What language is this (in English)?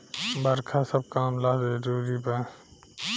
Bhojpuri